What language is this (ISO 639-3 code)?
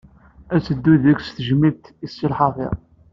kab